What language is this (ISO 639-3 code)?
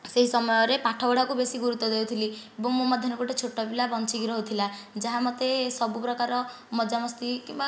ori